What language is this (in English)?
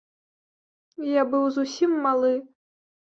Belarusian